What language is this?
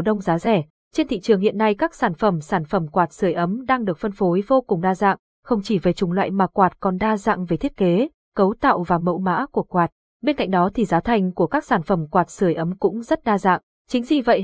Vietnamese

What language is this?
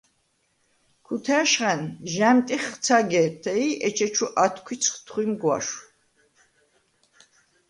Svan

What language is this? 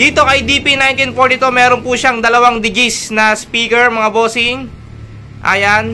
Filipino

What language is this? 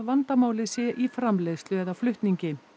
Icelandic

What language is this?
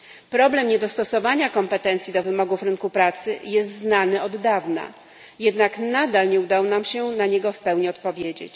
Polish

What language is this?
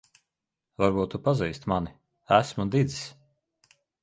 Latvian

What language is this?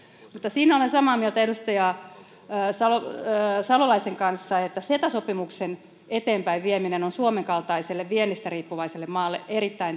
Finnish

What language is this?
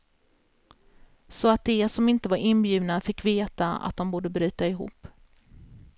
Swedish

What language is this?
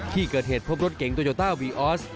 Thai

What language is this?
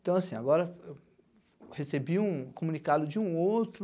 Portuguese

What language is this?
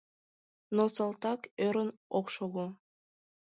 Mari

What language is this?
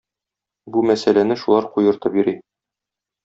Tatar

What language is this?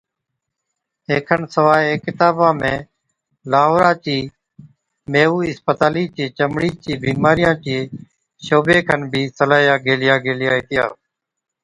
Od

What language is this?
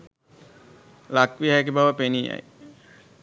Sinhala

